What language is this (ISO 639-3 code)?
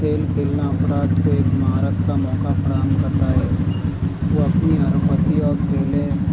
urd